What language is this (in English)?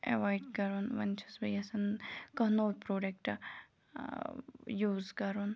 Kashmiri